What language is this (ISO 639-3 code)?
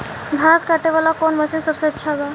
bho